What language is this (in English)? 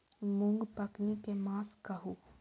Maithili